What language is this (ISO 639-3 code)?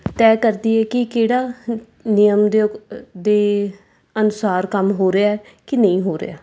pan